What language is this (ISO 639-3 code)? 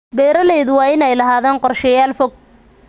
som